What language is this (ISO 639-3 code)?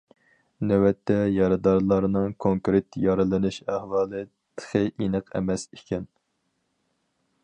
uig